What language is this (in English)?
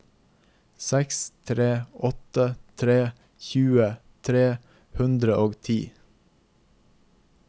Norwegian